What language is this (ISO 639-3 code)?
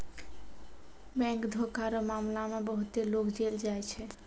mai